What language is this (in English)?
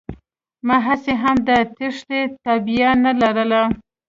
Pashto